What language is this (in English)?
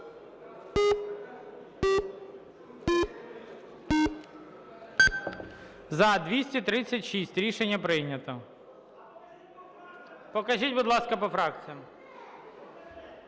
Ukrainian